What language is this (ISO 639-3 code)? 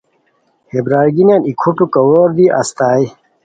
khw